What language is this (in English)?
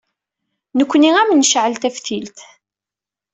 Kabyle